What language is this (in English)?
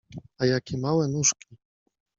Polish